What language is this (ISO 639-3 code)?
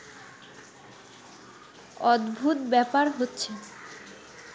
ben